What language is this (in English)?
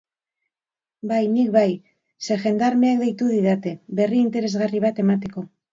Basque